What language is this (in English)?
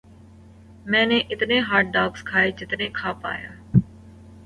Urdu